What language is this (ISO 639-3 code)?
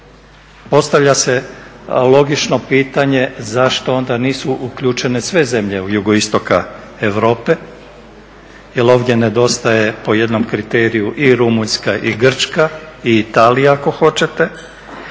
hrv